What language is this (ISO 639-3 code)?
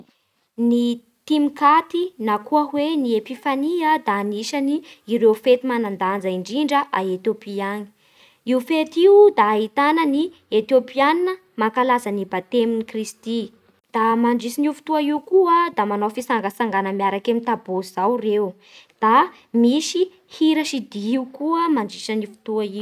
bhr